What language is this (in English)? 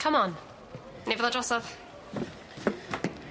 Welsh